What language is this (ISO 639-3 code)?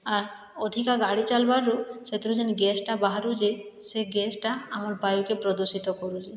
ori